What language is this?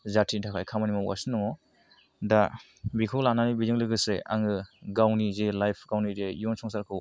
Bodo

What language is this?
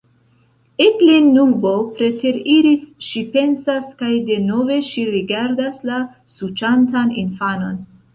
Esperanto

